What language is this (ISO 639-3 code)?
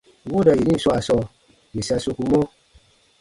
bba